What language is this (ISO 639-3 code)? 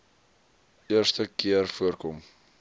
afr